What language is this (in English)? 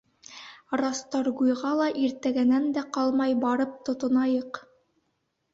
Bashkir